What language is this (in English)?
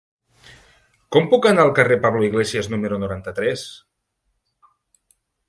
Catalan